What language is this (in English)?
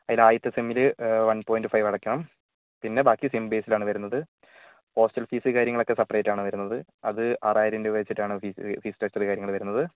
Malayalam